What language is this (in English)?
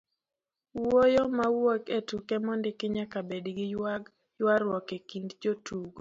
Luo (Kenya and Tanzania)